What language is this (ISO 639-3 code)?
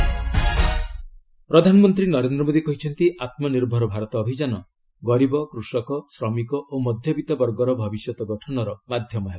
ori